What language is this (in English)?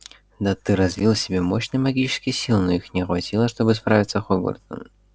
Russian